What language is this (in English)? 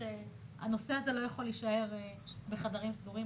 Hebrew